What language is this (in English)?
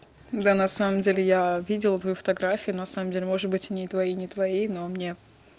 Russian